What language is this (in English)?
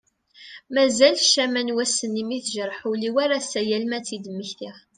Kabyle